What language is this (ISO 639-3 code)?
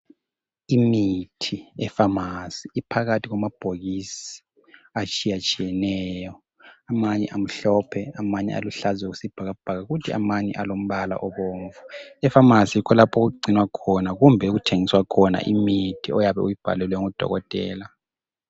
nde